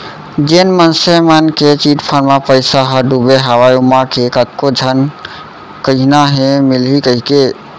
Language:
Chhattisgarhi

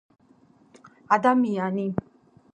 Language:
Georgian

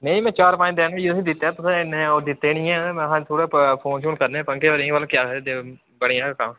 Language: Dogri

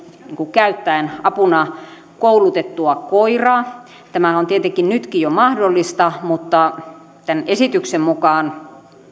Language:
Finnish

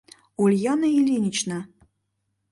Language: Mari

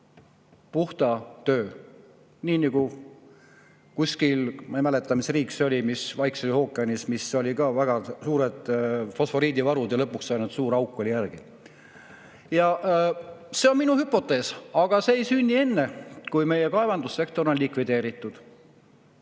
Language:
Estonian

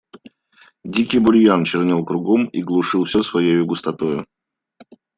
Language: Russian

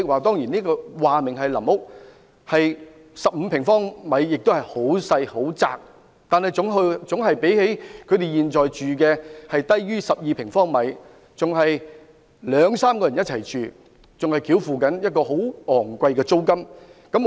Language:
Cantonese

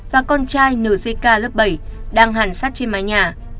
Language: Vietnamese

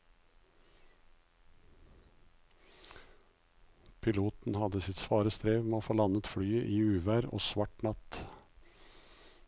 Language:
Norwegian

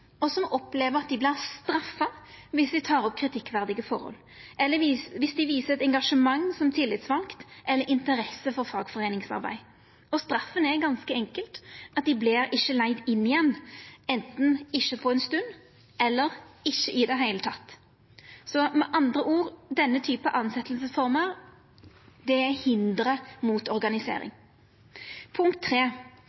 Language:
Norwegian Nynorsk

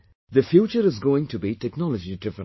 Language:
English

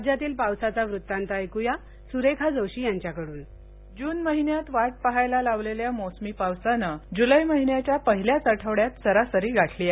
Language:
Marathi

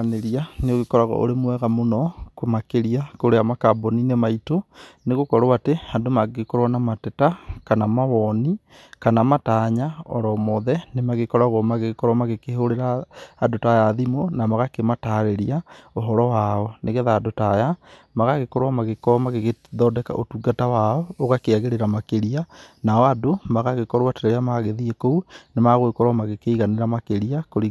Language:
Kikuyu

